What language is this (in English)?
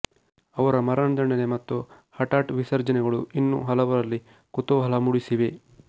Kannada